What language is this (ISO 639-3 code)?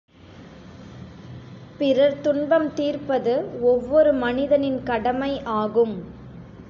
tam